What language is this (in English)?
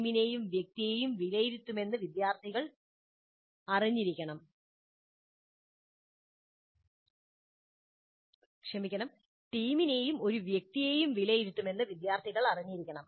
Malayalam